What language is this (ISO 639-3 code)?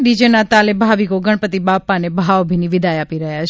guj